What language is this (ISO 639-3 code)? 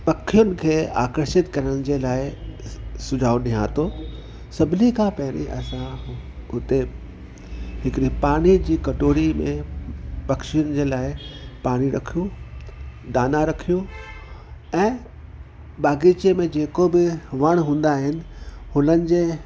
snd